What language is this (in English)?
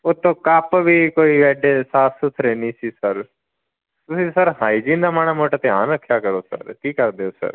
Punjabi